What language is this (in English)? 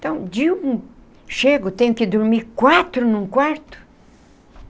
Portuguese